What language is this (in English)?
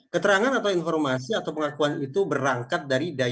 Indonesian